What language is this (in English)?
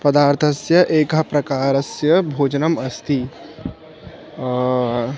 Sanskrit